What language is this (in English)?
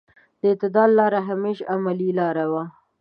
Pashto